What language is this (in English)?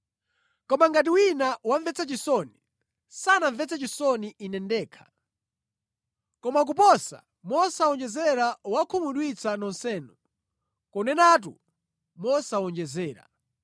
Nyanja